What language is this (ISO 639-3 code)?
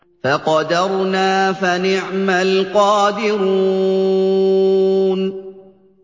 ara